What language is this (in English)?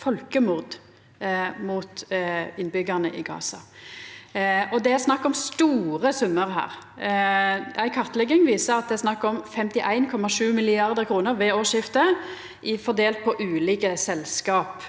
Norwegian